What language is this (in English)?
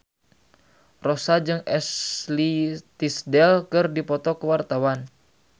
Sundanese